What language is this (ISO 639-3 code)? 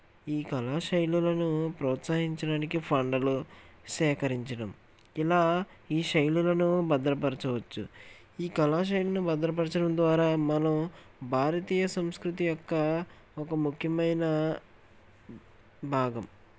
tel